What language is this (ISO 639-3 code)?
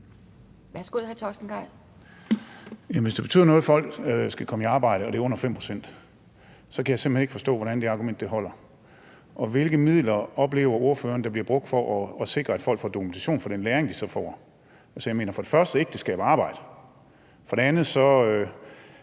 dan